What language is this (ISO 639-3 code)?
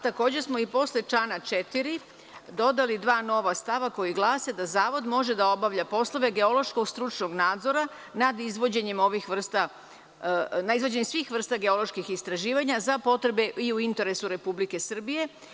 srp